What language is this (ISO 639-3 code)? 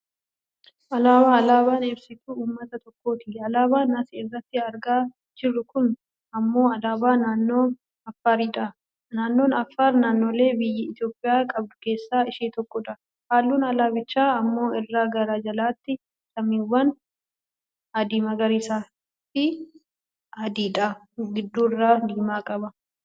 orm